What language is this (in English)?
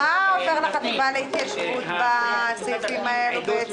Hebrew